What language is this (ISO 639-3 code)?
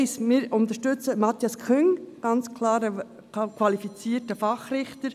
gsw